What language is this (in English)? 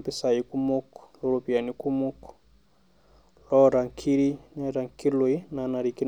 Masai